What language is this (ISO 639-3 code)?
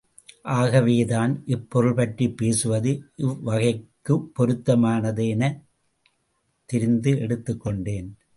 tam